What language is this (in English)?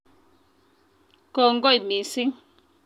Kalenjin